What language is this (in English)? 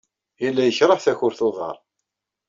Kabyle